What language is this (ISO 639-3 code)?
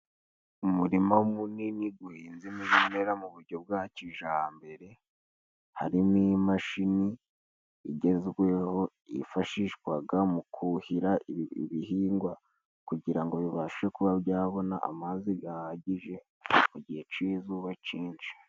kin